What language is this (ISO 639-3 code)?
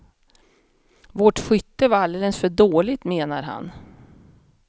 swe